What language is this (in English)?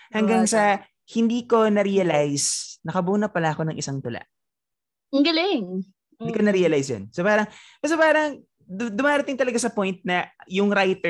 Filipino